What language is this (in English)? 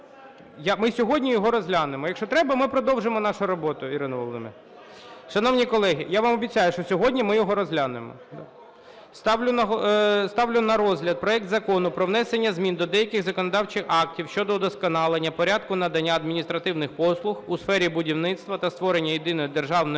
Ukrainian